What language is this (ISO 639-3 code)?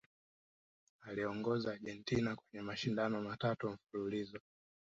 swa